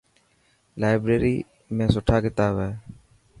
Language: Dhatki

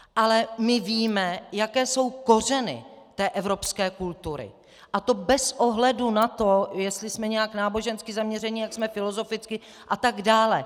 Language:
Czech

